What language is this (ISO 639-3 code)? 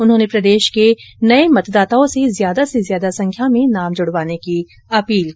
hin